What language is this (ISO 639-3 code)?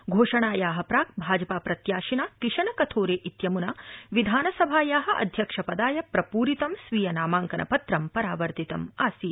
san